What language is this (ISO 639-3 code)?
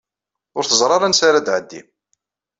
kab